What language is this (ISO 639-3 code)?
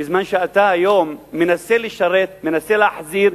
heb